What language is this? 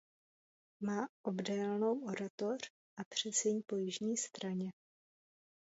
Czech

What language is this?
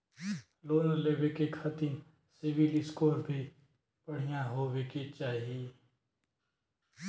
Bhojpuri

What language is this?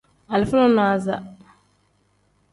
Tem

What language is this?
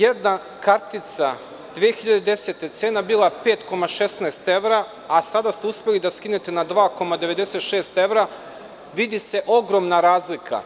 Serbian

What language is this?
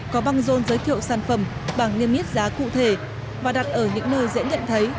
Vietnamese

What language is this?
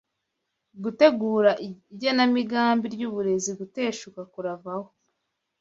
Kinyarwanda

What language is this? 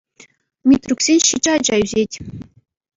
Chuvash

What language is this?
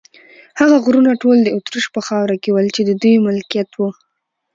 Pashto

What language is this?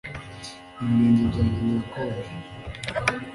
Kinyarwanda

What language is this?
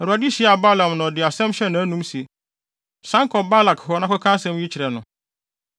Akan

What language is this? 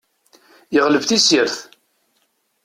Kabyle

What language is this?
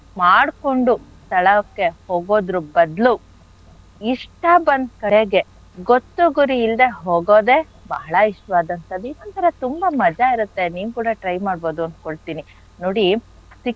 Kannada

